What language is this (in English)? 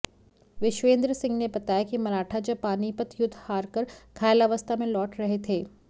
Hindi